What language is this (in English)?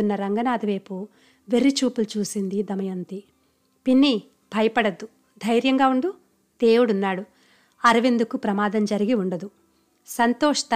Telugu